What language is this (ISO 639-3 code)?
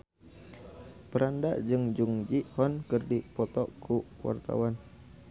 sun